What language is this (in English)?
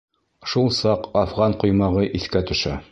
Bashkir